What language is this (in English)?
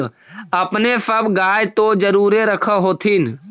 Magahi